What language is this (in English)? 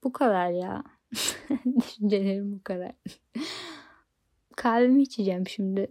Turkish